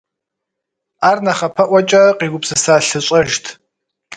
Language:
Kabardian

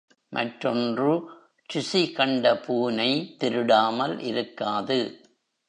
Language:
Tamil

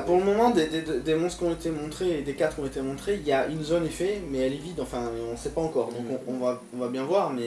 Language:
French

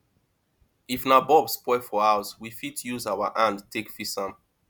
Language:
Nigerian Pidgin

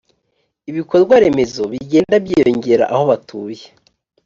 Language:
Kinyarwanda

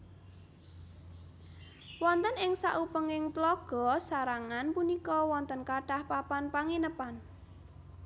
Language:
Javanese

